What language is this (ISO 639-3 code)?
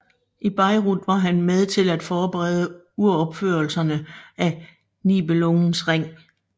dan